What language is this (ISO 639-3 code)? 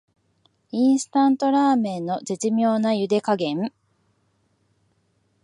jpn